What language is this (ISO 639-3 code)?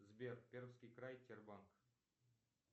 rus